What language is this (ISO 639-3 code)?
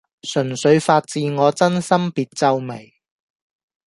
yue